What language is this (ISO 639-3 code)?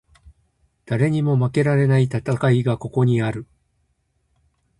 jpn